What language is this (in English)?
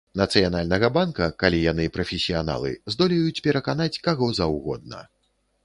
Belarusian